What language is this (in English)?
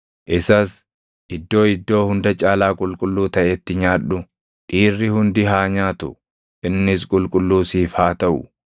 Oromo